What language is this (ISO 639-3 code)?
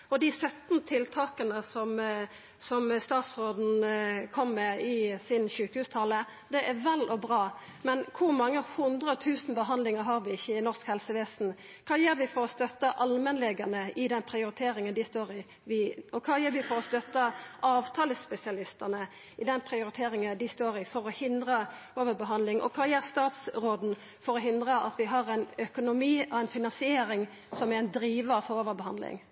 nno